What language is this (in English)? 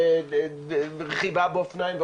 Hebrew